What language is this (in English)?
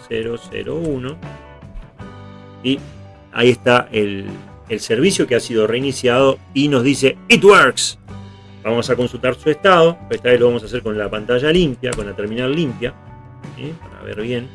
Spanish